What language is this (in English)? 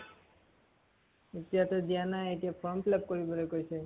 Assamese